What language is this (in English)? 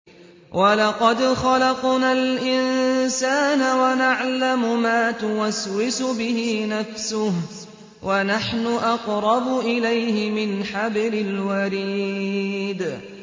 Arabic